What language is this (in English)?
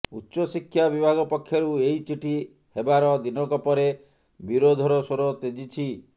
Odia